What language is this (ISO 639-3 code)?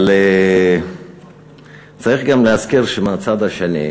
heb